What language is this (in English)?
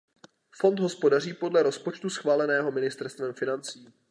Czech